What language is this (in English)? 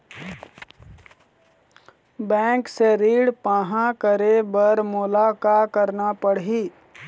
Chhattisgarhi